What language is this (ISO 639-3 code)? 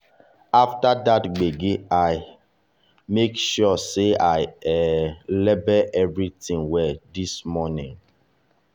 pcm